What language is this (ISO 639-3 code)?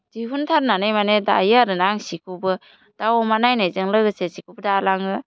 brx